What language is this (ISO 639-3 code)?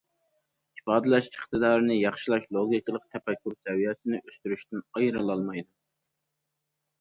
uig